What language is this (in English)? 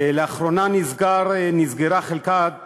Hebrew